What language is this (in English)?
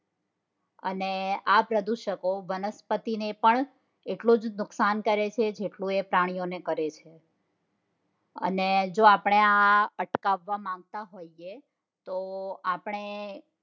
Gujarati